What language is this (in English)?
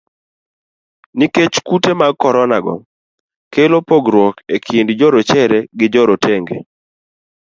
Luo (Kenya and Tanzania)